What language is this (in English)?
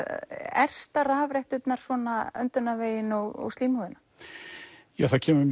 Icelandic